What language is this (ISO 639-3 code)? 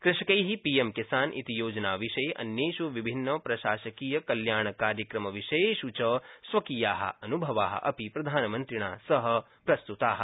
san